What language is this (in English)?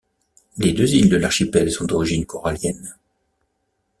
French